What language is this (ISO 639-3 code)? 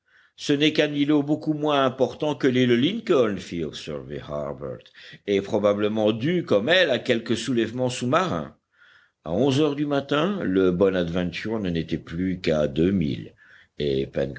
fra